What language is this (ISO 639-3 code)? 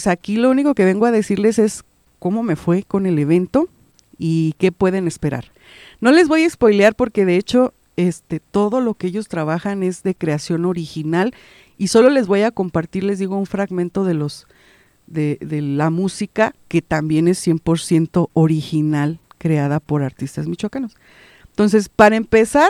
spa